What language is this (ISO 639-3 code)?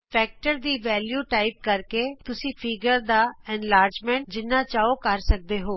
pan